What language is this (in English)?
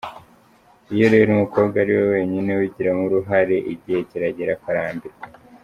Kinyarwanda